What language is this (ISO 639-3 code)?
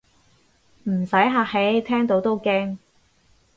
yue